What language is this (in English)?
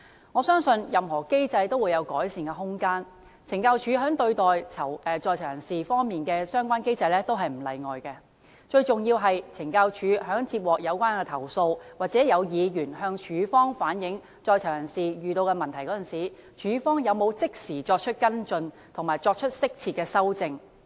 Cantonese